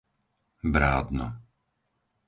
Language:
Slovak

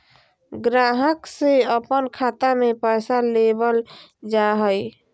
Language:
Magahi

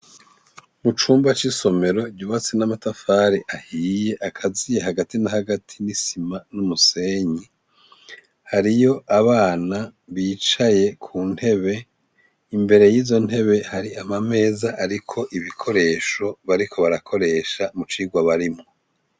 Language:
Rundi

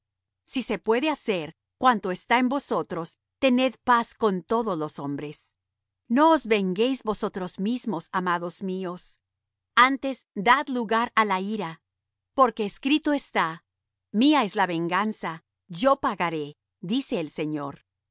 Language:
Spanish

